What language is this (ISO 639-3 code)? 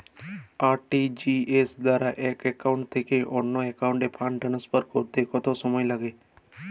ben